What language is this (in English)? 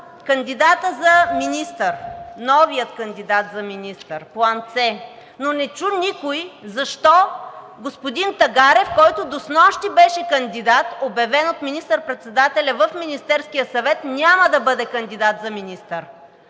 Bulgarian